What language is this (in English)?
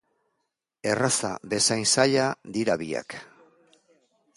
Basque